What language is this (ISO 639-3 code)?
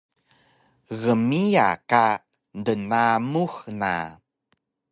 trv